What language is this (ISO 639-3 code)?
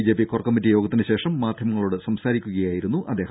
mal